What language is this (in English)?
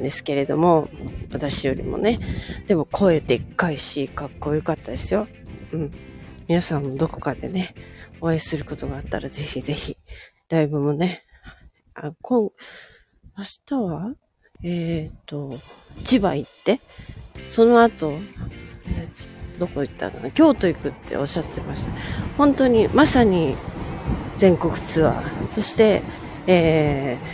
Japanese